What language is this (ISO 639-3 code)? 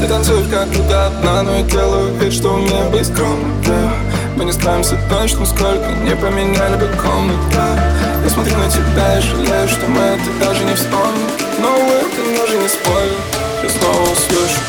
rus